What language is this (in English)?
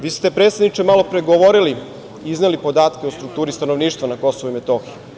Serbian